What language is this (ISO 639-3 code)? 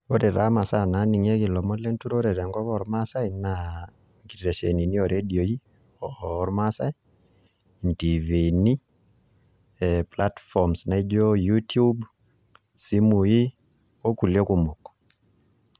mas